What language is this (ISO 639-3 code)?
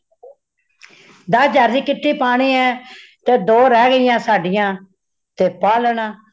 pan